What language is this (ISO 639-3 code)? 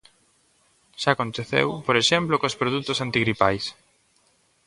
glg